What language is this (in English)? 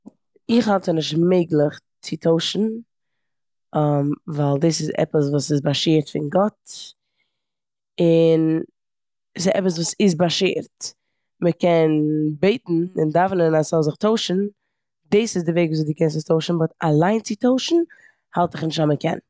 Yiddish